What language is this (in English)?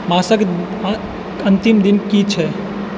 Maithili